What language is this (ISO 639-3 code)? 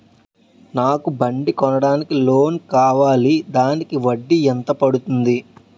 tel